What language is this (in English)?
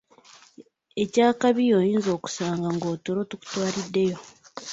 Ganda